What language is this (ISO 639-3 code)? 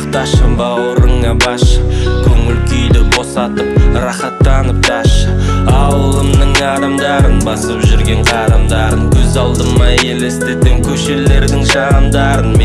ron